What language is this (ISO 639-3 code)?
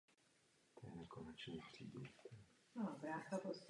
ces